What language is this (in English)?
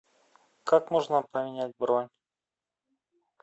Russian